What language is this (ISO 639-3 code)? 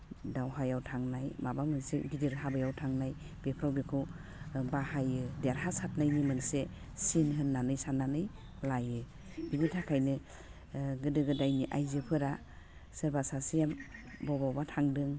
brx